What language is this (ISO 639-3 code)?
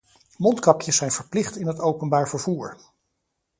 nld